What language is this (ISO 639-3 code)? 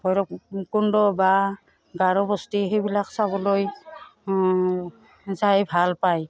asm